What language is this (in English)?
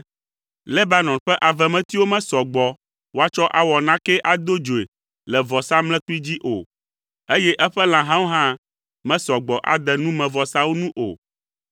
Ewe